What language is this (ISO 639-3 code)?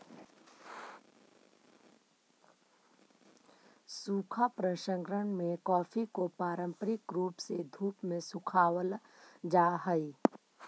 mag